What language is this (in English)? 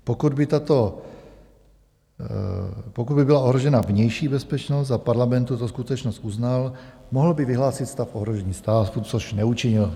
Czech